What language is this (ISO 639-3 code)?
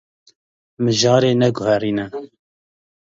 kur